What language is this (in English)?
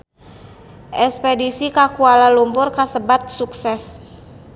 Sundanese